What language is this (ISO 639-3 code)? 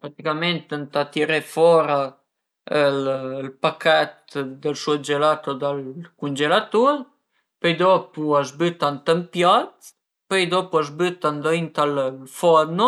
pms